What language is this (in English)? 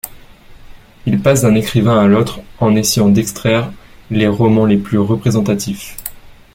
French